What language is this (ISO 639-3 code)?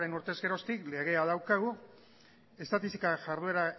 eus